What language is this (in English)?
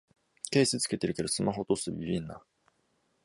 Japanese